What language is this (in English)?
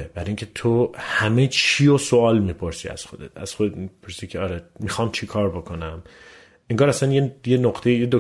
Persian